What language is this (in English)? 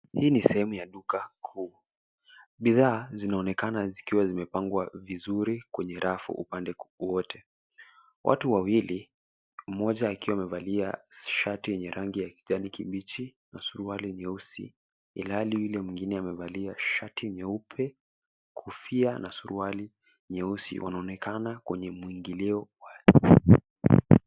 Swahili